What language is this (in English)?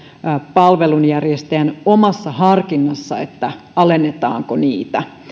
Finnish